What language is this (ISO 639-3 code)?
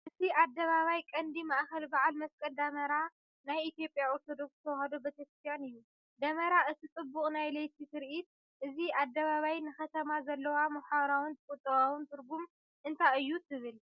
tir